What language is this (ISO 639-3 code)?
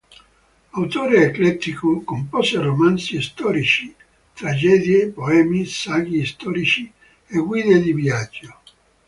ita